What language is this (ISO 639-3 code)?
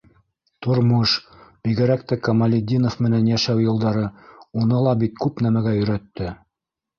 bak